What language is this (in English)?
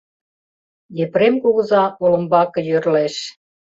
Mari